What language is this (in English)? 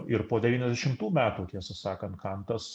Lithuanian